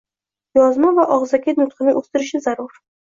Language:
Uzbek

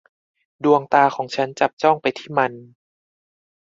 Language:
Thai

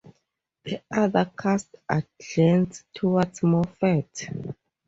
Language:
English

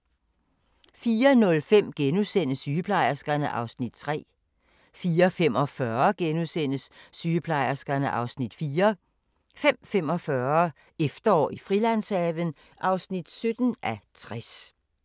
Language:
Danish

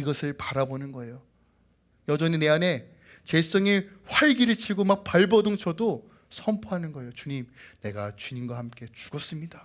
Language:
Korean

